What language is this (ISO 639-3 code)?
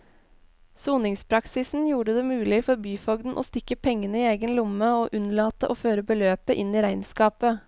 nor